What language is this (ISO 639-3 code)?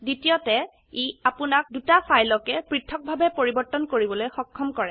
asm